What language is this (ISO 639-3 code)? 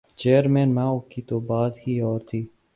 urd